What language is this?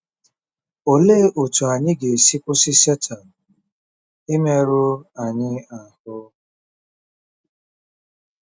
Igbo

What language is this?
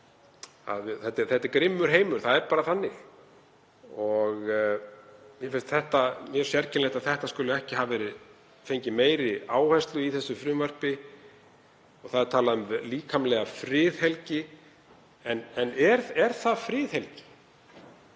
Icelandic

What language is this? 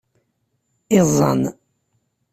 Kabyle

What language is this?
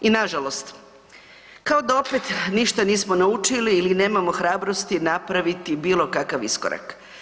Croatian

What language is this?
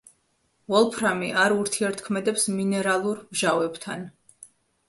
Georgian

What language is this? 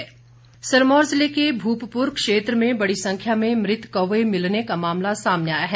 Hindi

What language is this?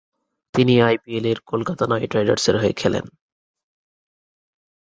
Bangla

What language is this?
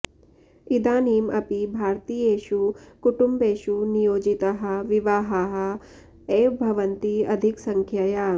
Sanskrit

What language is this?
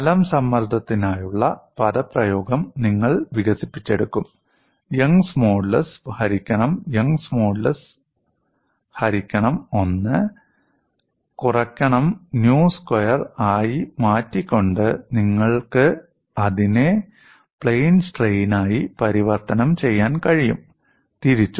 Malayalam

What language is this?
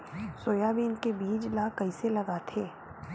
Chhattisgarhi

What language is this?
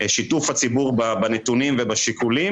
Hebrew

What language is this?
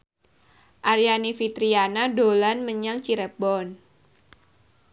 Javanese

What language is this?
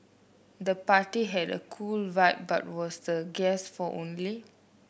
English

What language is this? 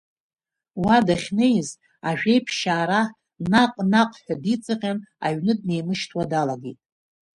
Abkhazian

